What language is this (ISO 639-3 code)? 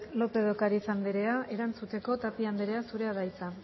eus